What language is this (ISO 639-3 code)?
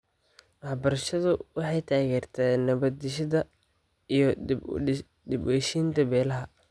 som